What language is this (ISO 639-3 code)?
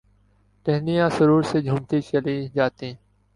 urd